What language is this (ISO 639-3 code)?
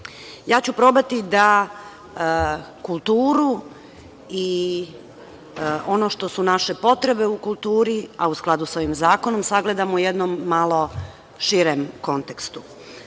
srp